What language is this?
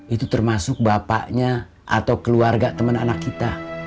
Indonesian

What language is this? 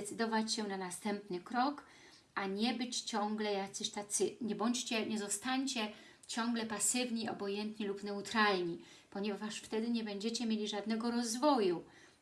Polish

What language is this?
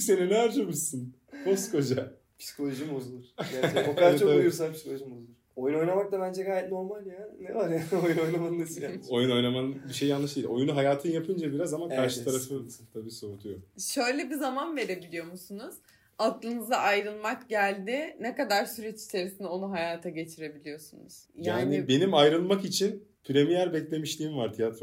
Turkish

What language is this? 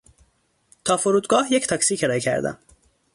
Persian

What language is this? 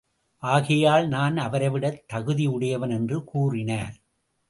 Tamil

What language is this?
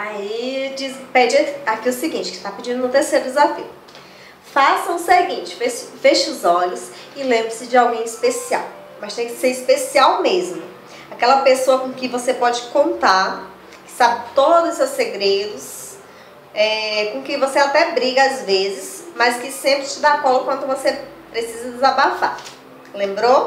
Portuguese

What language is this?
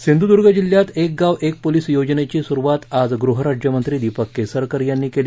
Marathi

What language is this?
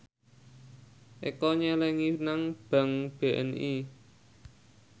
Javanese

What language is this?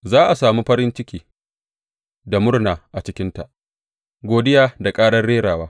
Hausa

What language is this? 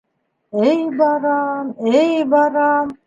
Bashkir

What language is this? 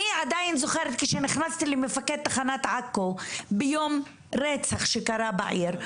Hebrew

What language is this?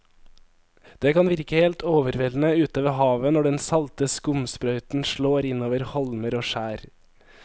Norwegian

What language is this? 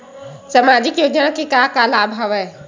Chhattisgarhi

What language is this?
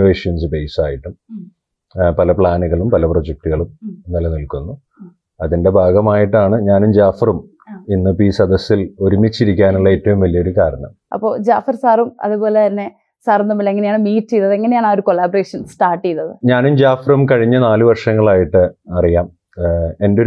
Malayalam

